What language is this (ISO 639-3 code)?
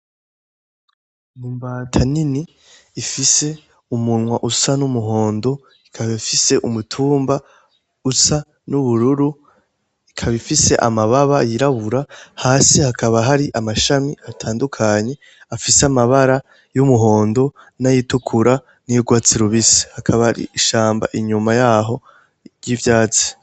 run